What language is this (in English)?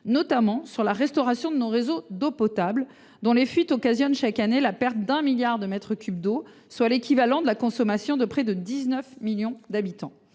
French